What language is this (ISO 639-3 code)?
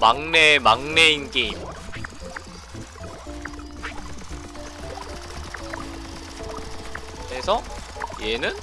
kor